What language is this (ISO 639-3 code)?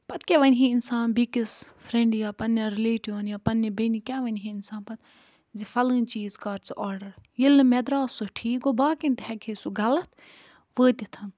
kas